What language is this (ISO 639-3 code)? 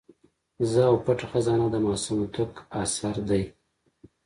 pus